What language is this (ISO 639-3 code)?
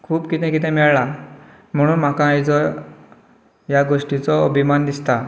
kok